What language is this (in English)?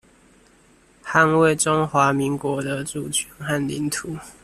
Chinese